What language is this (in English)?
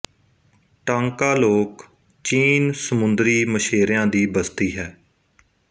Punjabi